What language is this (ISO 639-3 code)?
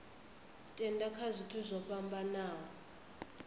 ven